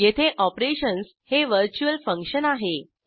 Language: Marathi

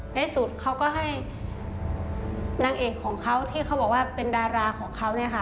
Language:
Thai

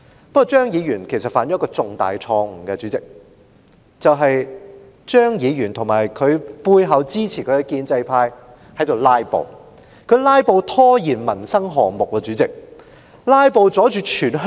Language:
Cantonese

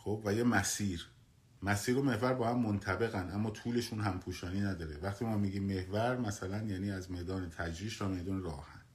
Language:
Persian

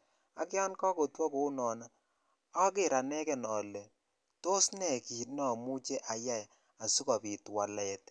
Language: Kalenjin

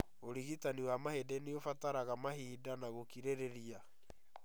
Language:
Kikuyu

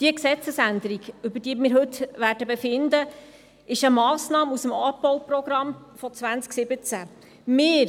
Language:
Swiss German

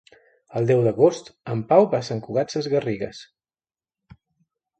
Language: Catalan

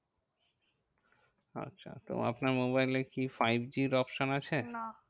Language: Bangla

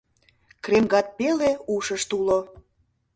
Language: Mari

